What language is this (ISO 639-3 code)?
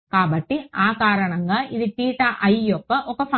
tel